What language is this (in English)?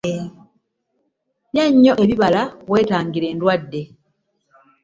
Ganda